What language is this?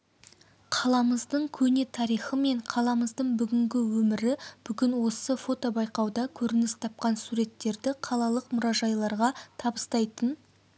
Kazakh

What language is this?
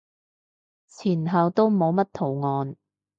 Cantonese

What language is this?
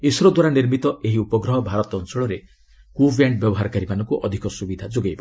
Odia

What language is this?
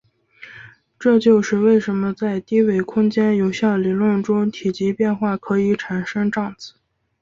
Chinese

